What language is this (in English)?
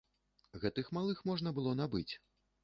Belarusian